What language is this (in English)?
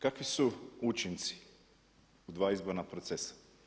Croatian